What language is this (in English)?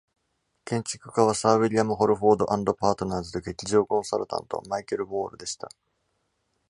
Japanese